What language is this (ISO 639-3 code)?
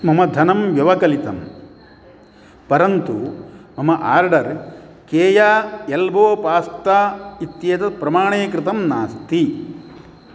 san